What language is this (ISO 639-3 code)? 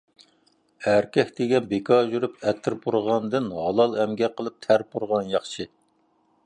uig